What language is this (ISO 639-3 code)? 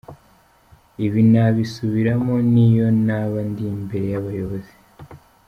kin